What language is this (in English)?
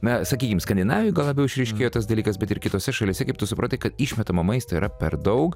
Lithuanian